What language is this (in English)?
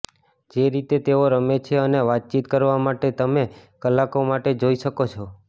Gujarati